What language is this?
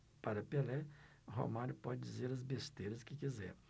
Portuguese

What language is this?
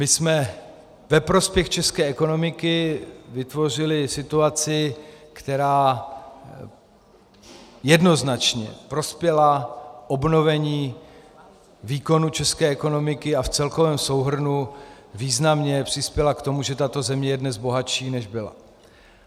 Czech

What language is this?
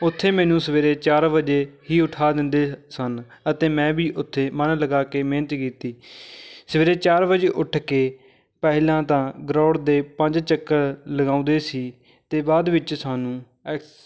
Punjabi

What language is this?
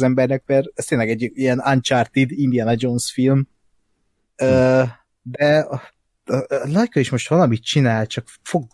Hungarian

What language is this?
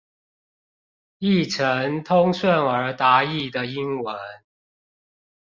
Chinese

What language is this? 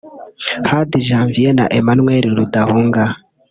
Kinyarwanda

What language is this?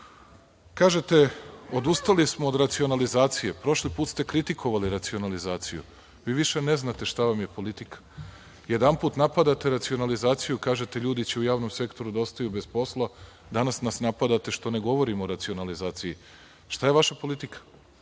Serbian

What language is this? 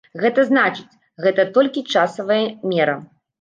Belarusian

